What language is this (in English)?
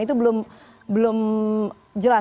Indonesian